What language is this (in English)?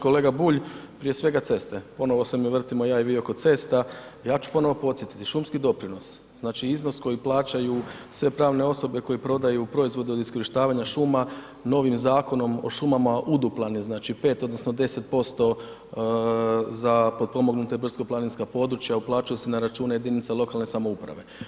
Croatian